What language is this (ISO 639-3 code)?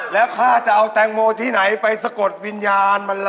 tha